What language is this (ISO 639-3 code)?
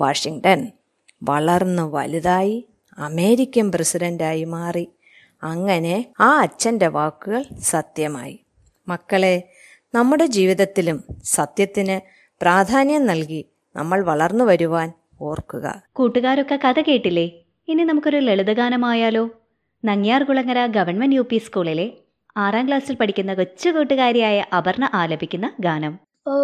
mal